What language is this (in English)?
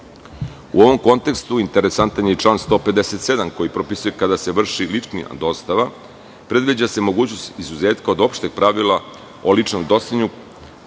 Serbian